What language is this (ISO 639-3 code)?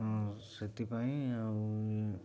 ori